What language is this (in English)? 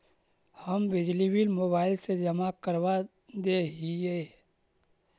Magahi